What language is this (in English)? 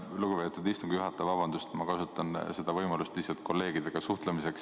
Estonian